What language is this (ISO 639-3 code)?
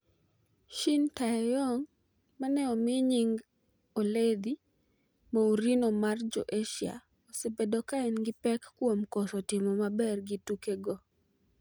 luo